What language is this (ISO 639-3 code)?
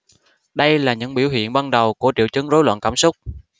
vie